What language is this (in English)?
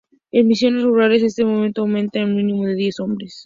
Spanish